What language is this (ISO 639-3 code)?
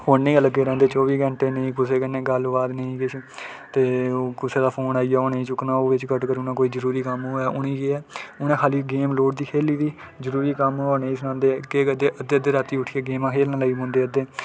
doi